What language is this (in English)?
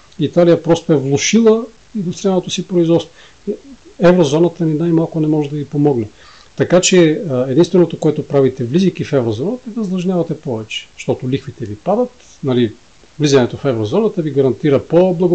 Bulgarian